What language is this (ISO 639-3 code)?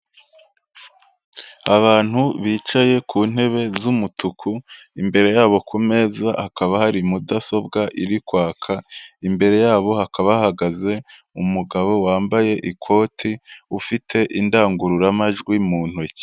kin